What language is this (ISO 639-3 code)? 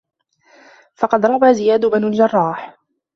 ara